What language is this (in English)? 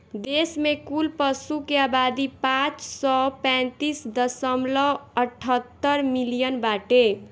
Bhojpuri